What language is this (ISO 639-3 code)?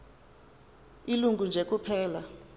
xho